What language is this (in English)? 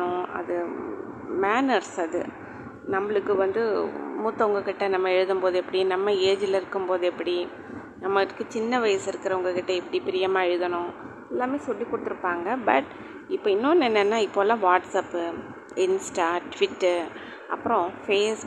Tamil